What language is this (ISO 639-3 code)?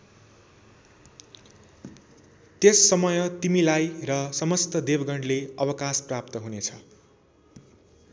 nep